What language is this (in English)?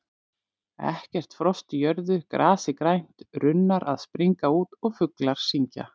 Icelandic